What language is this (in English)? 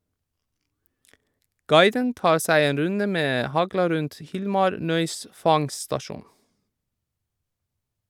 Norwegian